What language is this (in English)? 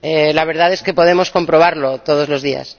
Spanish